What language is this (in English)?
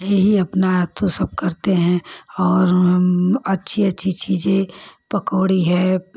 Hindi